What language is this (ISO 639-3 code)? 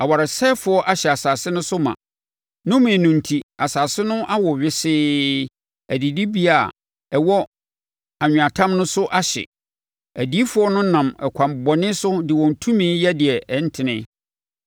aka